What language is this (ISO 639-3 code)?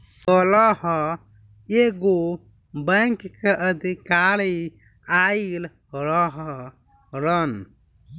bho